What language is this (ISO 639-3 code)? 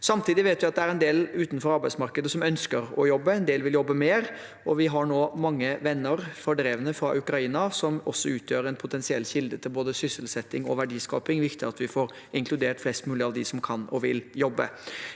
nor